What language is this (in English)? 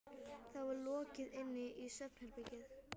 Icelandic